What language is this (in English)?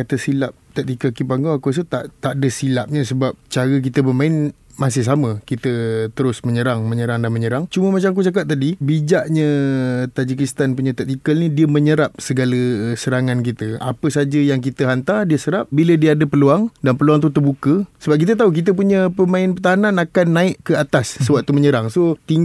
Malay